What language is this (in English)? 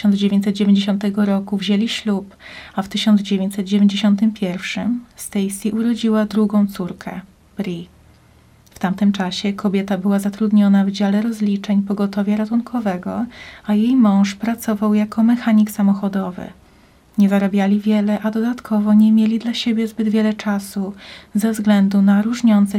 Polish